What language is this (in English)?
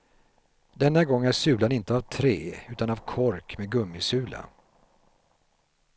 Swedish